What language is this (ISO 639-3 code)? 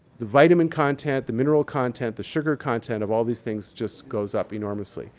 eng